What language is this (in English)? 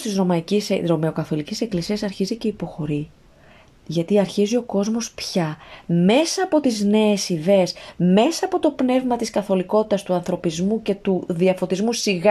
Greek